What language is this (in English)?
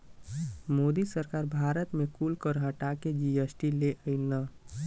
Bhojpuri